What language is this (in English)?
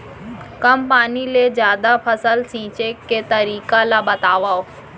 Chhattisgarhi